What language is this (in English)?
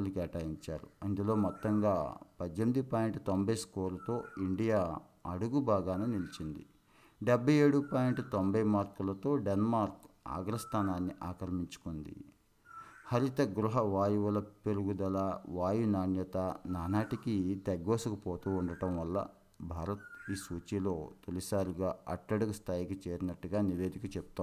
Telugu